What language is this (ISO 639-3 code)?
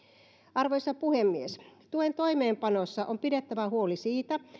fin